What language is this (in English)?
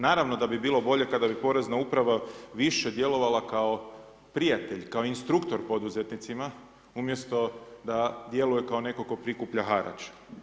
Croatian